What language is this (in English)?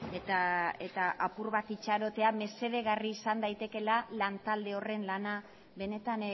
Basque